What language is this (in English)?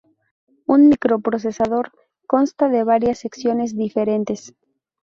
Spanish